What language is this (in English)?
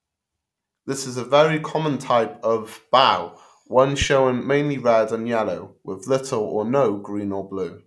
English